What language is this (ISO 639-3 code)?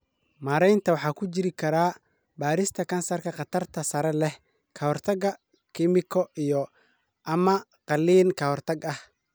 som